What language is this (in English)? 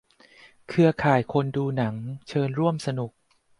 Thai